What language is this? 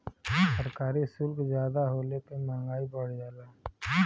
Bhojpuri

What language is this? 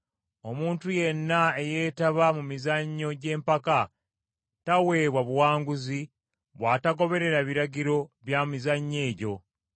Ganda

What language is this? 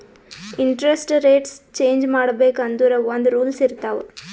Kannada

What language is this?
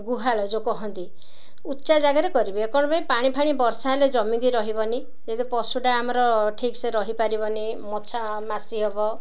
Odia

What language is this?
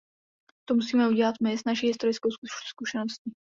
Czech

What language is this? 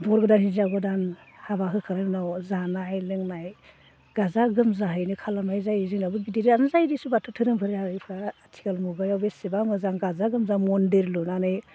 Bodo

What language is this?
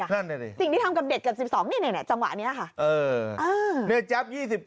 Thai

